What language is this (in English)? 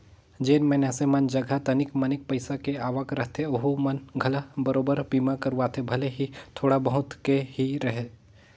Chhattisgarhi